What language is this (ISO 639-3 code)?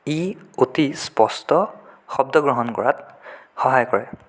asm